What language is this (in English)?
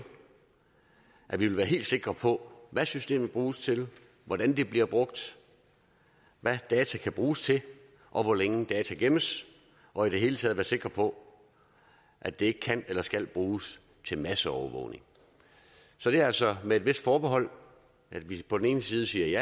Danish